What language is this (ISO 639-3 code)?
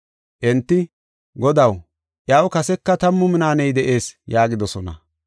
gof